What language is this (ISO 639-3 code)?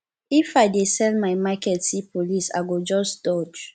pcm